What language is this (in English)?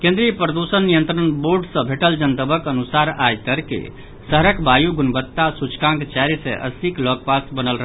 Maithili